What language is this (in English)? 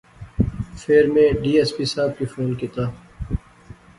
Pahari-Potwari